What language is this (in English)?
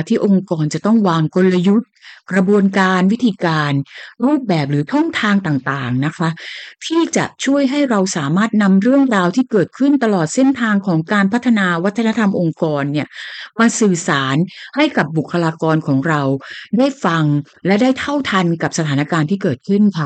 Thai